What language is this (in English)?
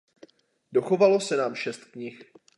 Czech